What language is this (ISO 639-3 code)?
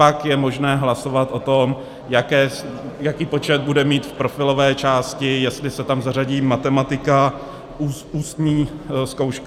ces